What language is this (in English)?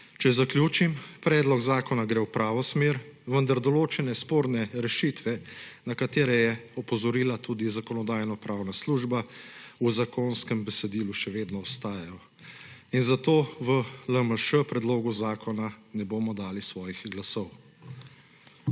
Slovenian